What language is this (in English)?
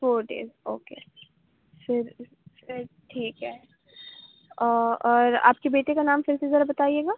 Urdu